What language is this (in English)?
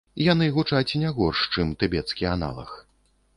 Belarusian